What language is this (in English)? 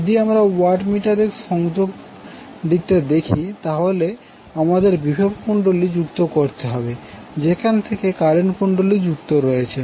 Bangla